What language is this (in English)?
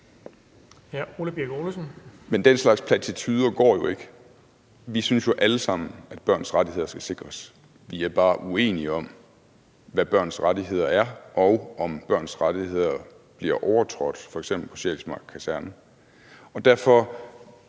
Danish